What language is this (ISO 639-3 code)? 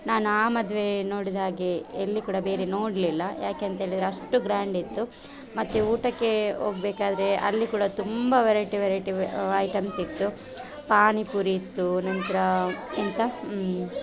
kan